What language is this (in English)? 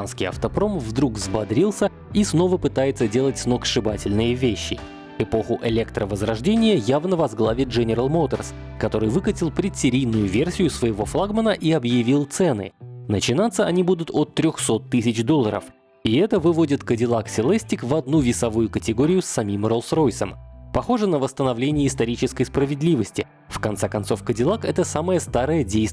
Russian